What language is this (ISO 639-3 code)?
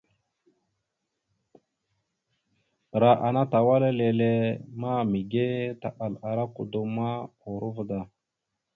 mxu